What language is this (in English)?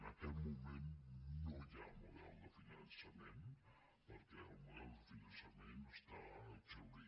Catalan